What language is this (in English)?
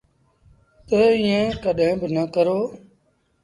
Sindhi Bhil